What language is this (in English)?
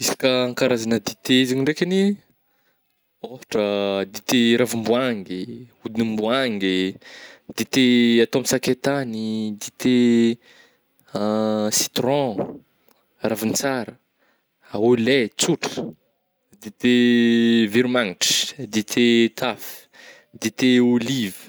Northern Betsimisaraka Malagasy